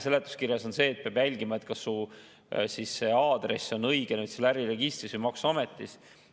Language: Estonian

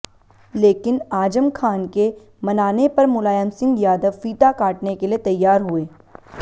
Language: Hindi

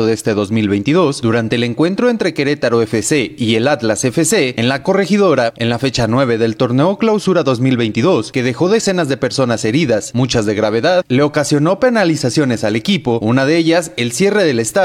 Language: Spanish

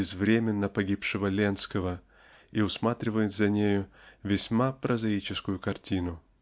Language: Russian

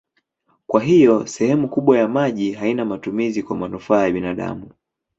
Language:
Swahili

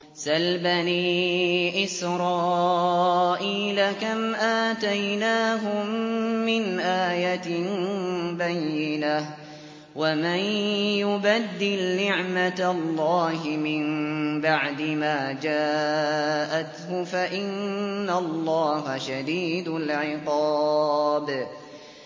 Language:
Arabic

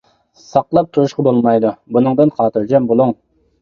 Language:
Uyghur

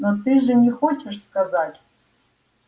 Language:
Russian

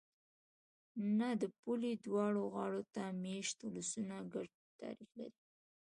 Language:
Pashto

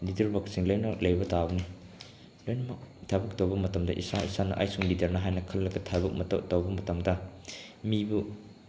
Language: Manipuri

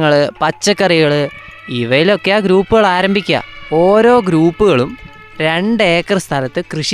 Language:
Malayalam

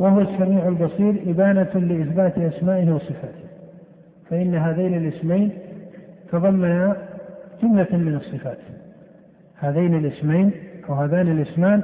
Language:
Arabic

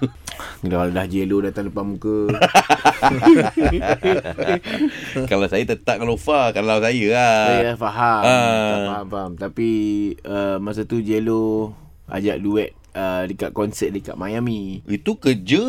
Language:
Malay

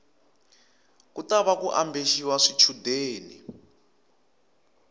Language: Tsonga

